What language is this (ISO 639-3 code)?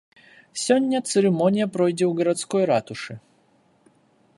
bel